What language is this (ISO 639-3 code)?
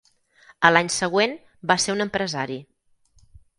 cat